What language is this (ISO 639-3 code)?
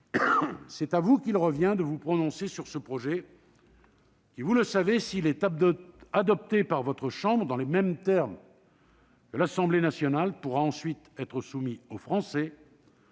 fra